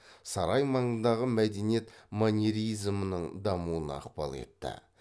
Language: Kazakh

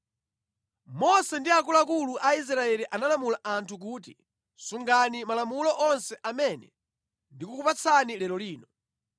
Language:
Nyanja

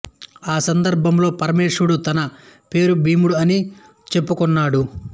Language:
Telugu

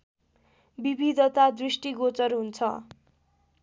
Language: Nepali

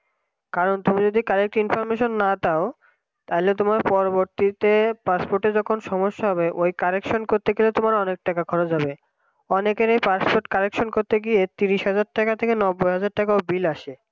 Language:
Bangla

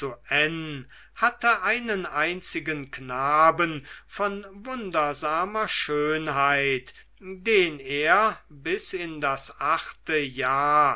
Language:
German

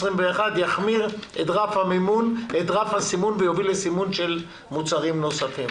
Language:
Hebrew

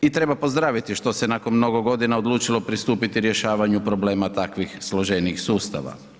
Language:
Croatian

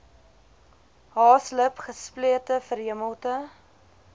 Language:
Afrikaans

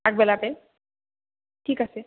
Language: Assamese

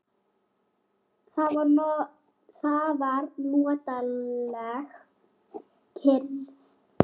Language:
Icelandic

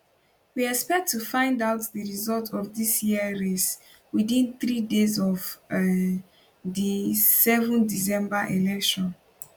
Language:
Nigerian Pidgin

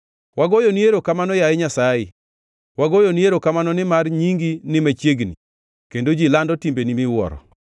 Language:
Luo (Kenya and Tanzania)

